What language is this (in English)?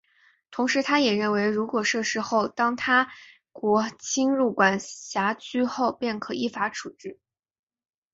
Chinese